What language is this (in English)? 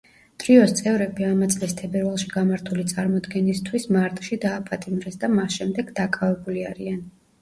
Georgian